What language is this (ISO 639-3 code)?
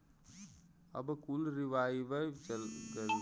bho